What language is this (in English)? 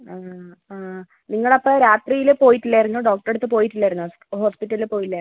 Malayalam